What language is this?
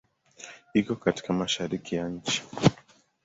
Swahili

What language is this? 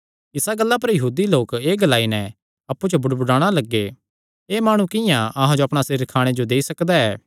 Kangri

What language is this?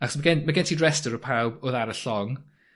Welsh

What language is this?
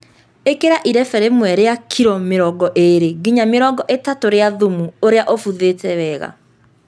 Kikuyu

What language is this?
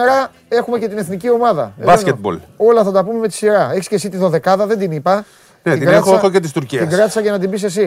Greek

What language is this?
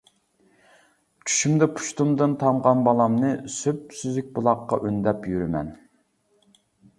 Uyghur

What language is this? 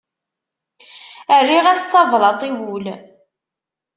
Kabyle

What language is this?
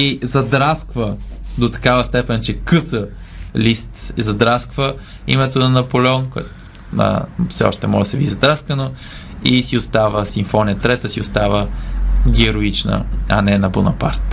Bulgarian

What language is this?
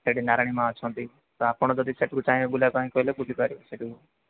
Odia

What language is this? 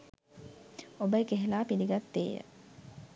Sinhala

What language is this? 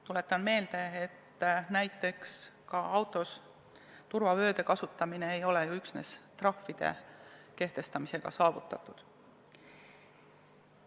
Estonian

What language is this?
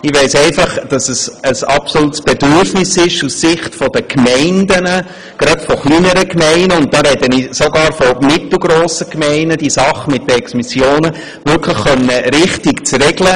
Swiss German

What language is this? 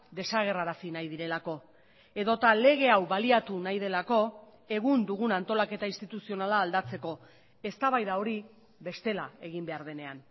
Basque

